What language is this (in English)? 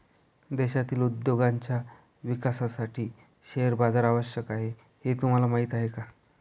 Marathi